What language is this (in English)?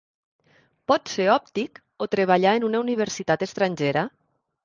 Catalan